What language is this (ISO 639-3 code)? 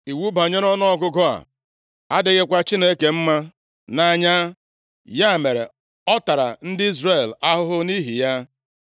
ibo